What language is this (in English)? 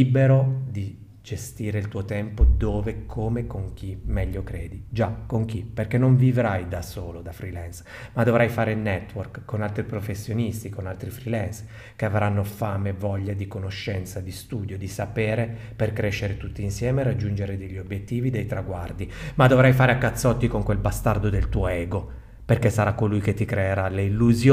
Italian